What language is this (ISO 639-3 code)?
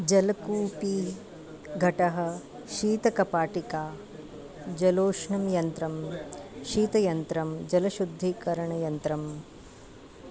san